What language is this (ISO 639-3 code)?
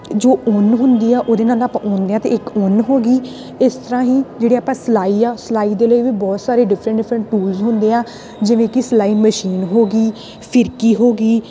pan